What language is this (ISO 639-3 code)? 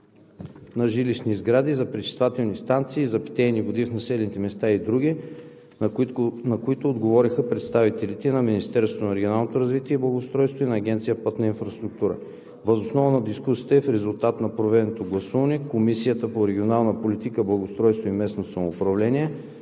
bul